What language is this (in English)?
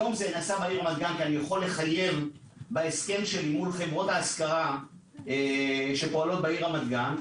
Hebrew